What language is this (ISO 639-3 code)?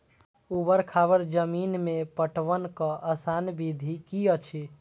mai